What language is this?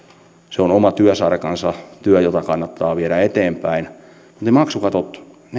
Finnish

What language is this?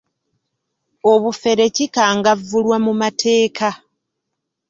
Ganda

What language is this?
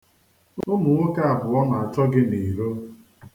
Igbo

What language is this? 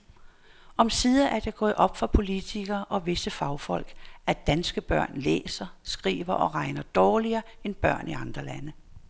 Danish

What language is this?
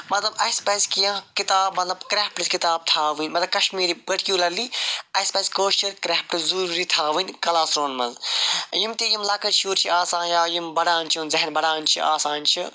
Kashmiri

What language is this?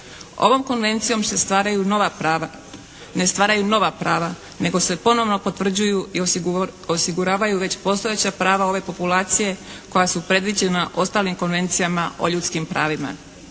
Croatian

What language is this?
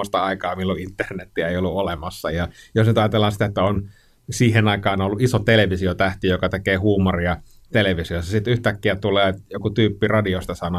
Finnish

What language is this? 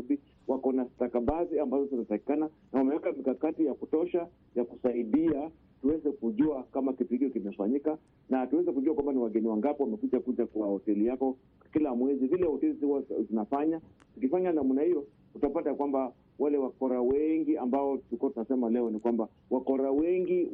Swahili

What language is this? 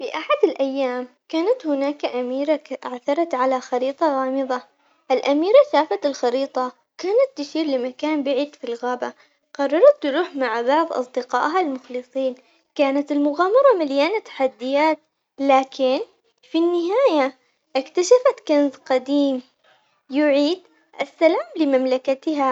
Omani Arabic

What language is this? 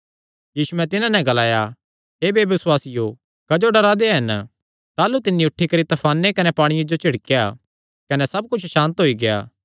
Kangri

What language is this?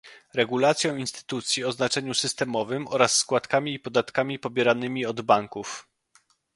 Polish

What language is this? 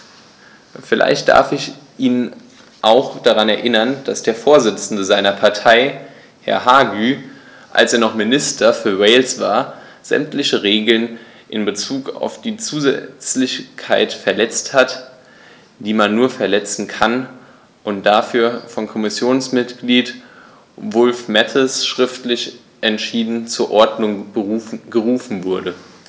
German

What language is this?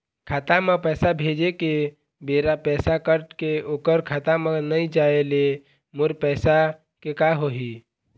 Chhattisgarhi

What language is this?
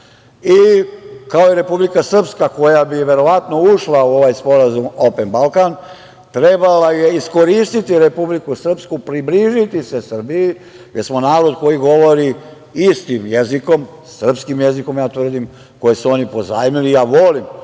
Serbian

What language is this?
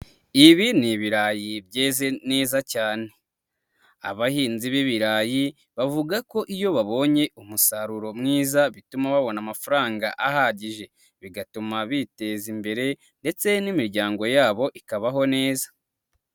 Kinyarwanda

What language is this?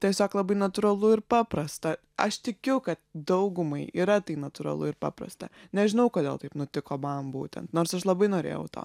Lithuanian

